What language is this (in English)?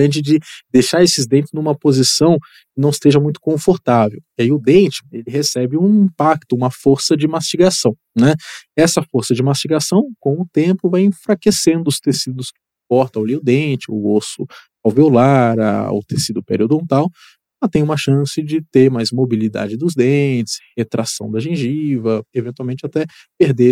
Portuguese